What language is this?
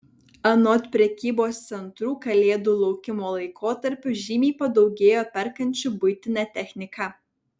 Lithuanian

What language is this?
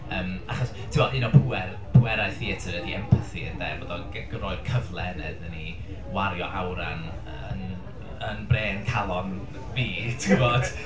Welsh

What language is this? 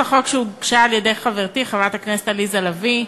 Hebrew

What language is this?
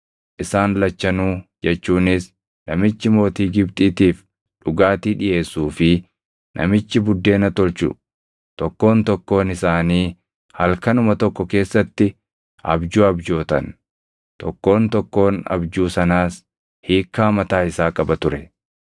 Oromo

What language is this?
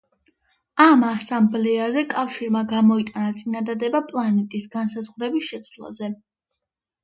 Georgian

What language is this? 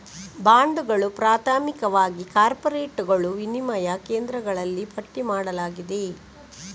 Kannada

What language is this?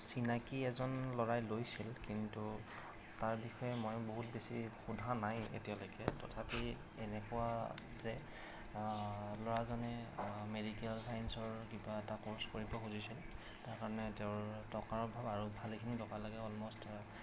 Assamese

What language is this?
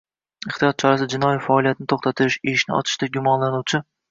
Uzbek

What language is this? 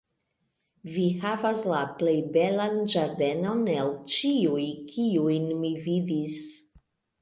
Esperanto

